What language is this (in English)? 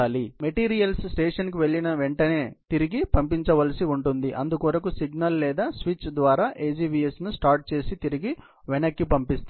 Telugu